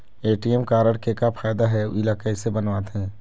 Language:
Chhattisgarhi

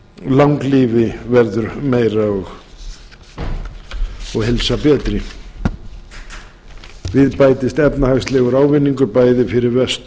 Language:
Icelandic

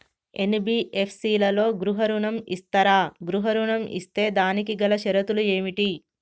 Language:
Telugu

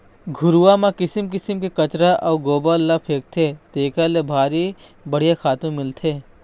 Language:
Chhattisgarhi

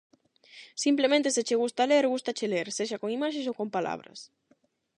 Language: Galician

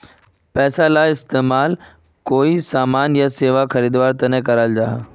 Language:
Magahi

